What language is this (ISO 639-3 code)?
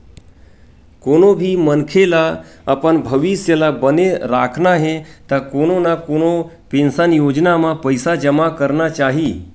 hne